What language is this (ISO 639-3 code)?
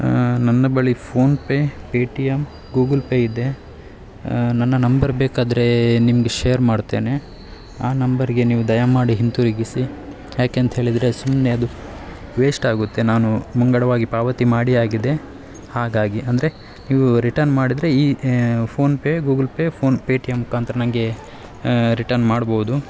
kan